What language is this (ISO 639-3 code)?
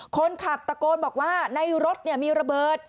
tha